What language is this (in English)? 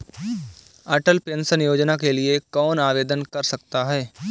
Hindi